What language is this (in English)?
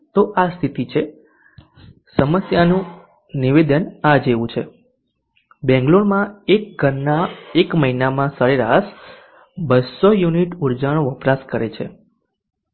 Gujarati